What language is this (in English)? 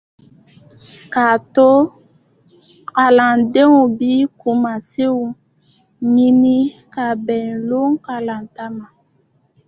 Dyula